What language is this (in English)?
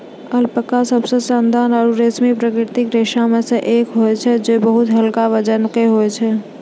Maithili